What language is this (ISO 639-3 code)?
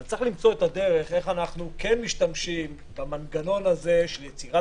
heb